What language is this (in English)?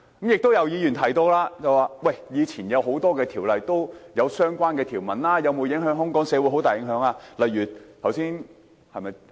Cantonese